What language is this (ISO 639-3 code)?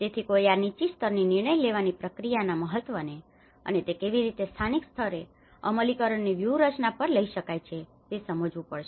guj